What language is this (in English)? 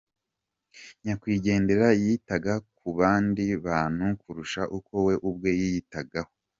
Kinyarwanda